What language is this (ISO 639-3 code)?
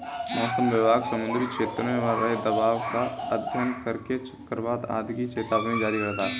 hin